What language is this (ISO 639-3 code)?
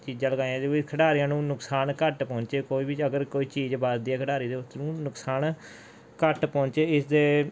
pan